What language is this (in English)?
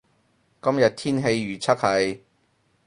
Cantonese